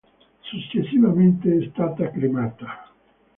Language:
Italian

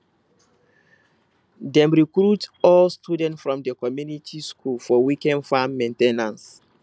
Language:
Nigerian Pidgin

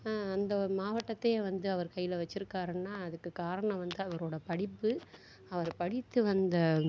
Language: Tamil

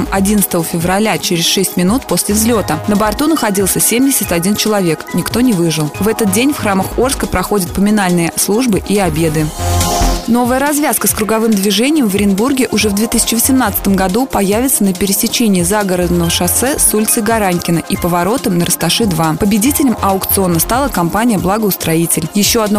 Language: Russian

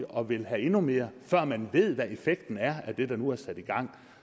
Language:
Danish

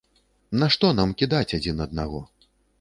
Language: Belarusian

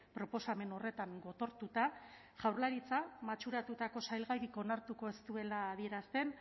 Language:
Basque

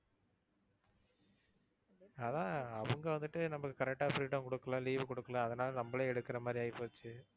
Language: Tamil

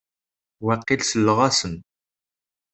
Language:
Kabyle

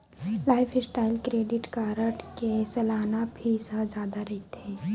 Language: Chhattisgarhi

